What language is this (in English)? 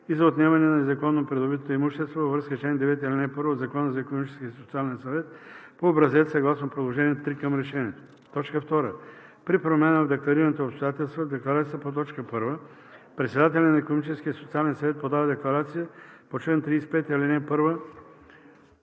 Bulgarian